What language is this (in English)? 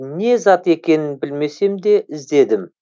Kazakh